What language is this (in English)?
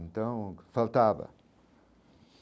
Portuguese